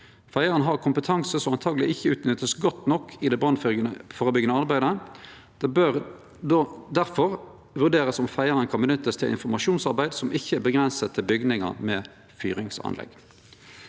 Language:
Norwegian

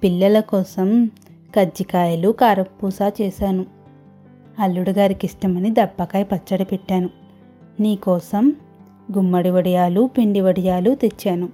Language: Telugu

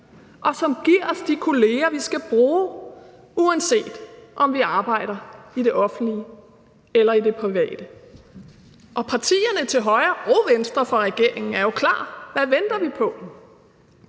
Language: Danish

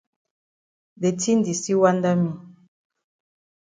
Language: Cameroon Pidgin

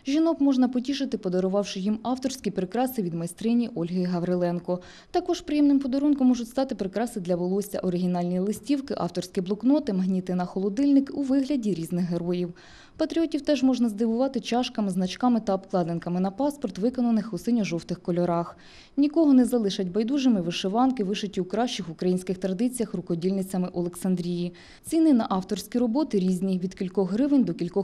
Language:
Russian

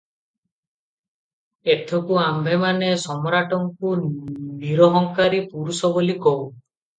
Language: Odia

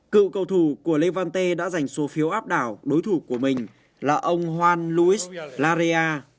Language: Vietnamese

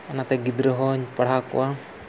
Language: Santali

